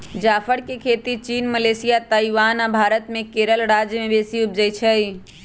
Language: Magahi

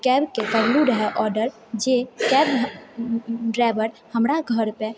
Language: Maithili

